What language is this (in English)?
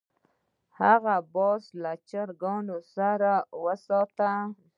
Pashto